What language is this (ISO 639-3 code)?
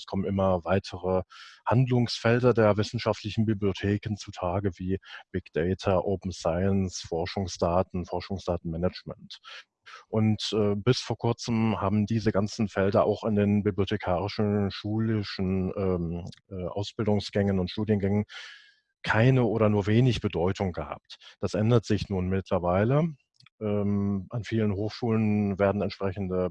deu